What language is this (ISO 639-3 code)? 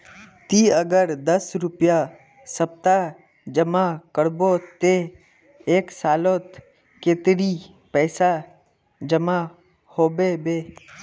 mag